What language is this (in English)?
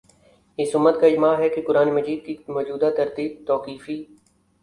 Urdu